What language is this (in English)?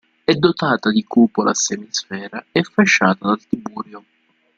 Italian